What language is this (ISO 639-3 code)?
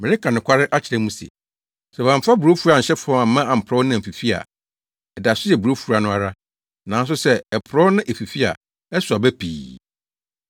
aka